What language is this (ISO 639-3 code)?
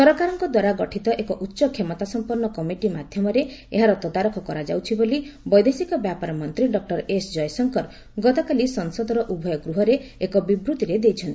ori